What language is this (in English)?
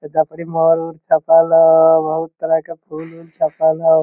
Magahi